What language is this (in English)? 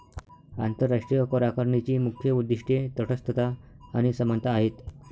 Marathi